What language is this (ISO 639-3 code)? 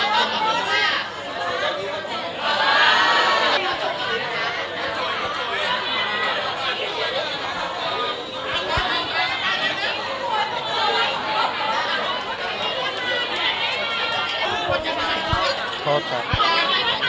tha